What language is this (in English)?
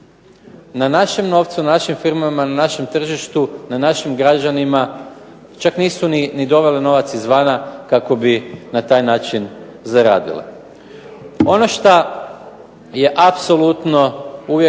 Croatian